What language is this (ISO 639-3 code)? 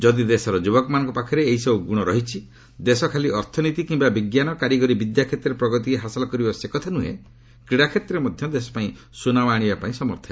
ori